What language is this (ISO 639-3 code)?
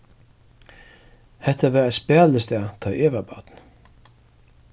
fao